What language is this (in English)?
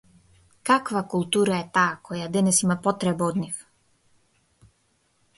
Macedonian